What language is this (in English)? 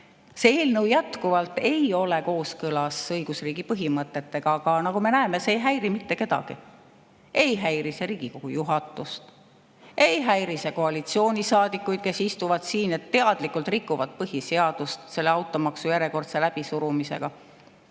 Estonian